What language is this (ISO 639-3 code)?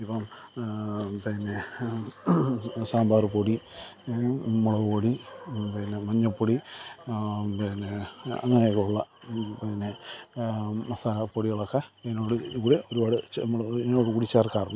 mal